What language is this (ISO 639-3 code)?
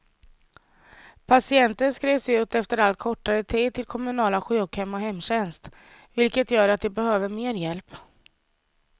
swe